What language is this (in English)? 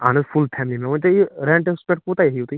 Kashmiri